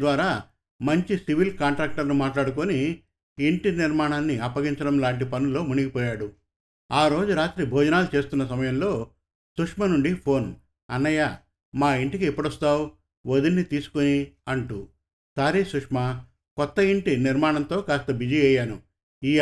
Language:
Telugu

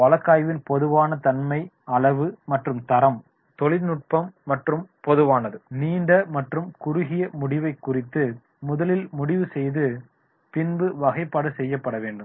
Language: Tamil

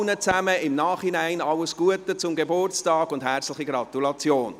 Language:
Swiss German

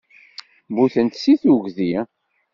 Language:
Kabyle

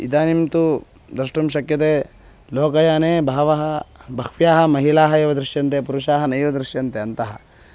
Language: Sanskrit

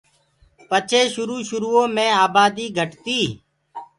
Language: Gurgula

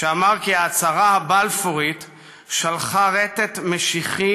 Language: Hebrew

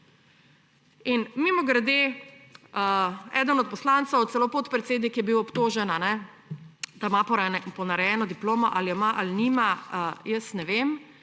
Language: Slovenian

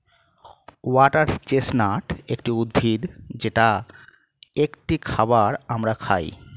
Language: Bangla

